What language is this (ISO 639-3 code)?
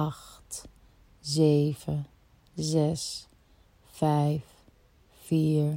nld